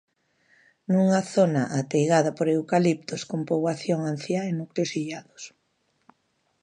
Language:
Galician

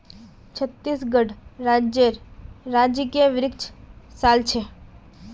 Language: Magahi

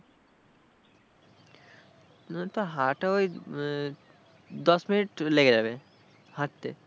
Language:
Bangla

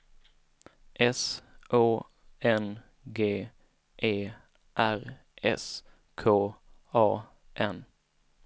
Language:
Swedish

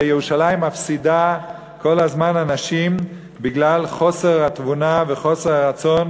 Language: Hebrew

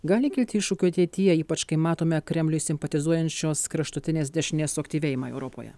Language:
Lithuanian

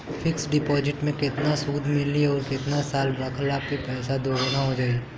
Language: Bhojpuri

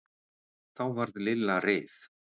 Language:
Icelandic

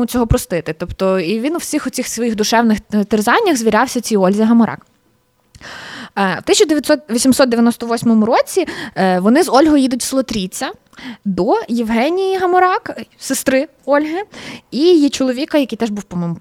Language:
Ukrainian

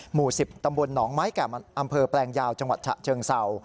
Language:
Thai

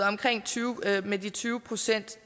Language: Danish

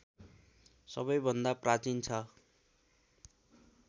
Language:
Nepali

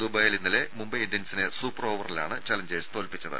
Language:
Malayalam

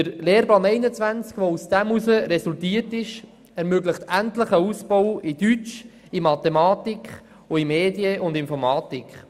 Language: Swiss German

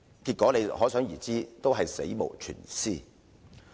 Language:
Cantonese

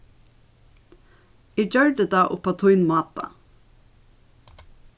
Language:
Faroese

